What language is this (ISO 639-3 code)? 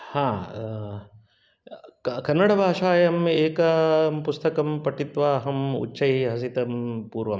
san